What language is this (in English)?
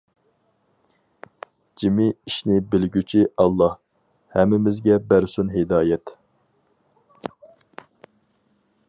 Uyghur